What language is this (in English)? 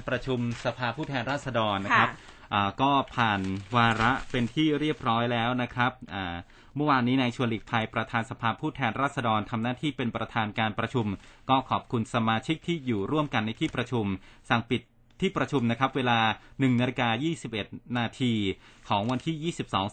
Thai